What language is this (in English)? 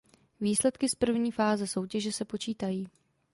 Czech